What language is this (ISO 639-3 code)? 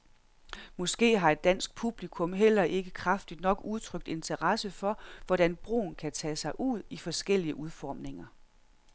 dan